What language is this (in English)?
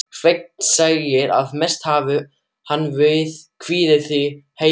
Icelandic